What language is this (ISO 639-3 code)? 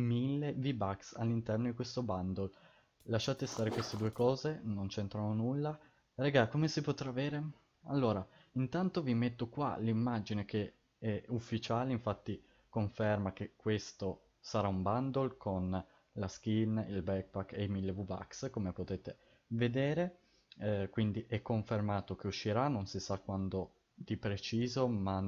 ita